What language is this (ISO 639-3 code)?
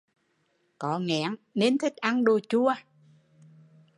vie